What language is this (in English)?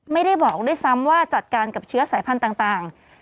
Thai